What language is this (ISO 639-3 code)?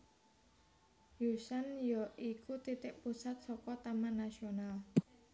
jav